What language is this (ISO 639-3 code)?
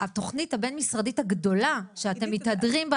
heb